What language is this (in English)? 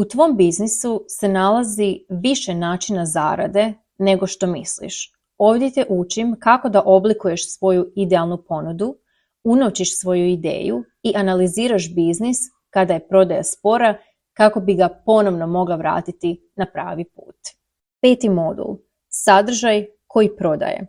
Croatian